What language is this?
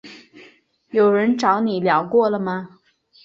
Chinese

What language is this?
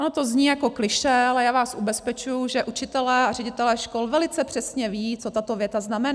Czech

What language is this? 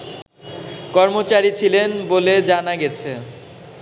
Bangla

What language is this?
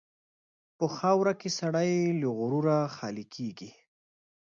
Pashto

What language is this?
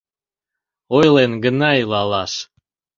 Mari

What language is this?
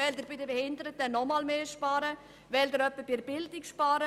Swiss German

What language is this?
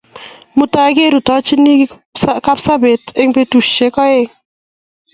Kalenjin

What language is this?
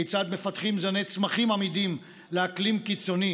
Hebrew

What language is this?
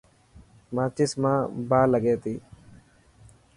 Dhatki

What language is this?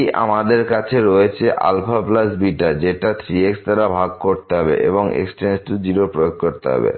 Bangla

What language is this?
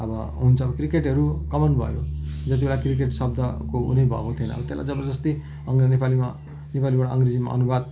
Nepali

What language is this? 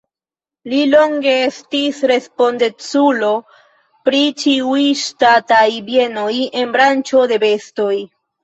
Esperanto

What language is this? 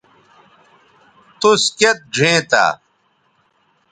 Bateri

